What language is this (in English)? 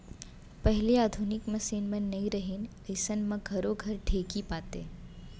Chhattisgarhi